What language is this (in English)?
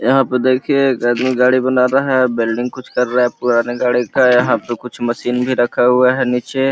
Magahi